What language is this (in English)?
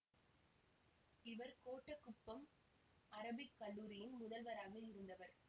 Tamil